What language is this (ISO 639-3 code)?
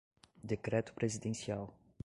por